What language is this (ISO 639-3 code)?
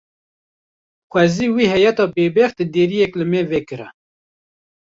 kur